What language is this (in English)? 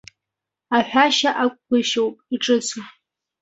Abkhazian